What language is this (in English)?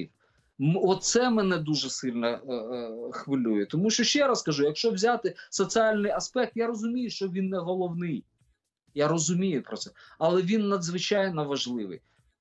Ukrainian